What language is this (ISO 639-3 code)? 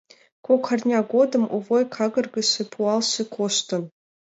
chm